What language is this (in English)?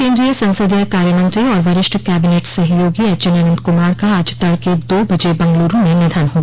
Hindi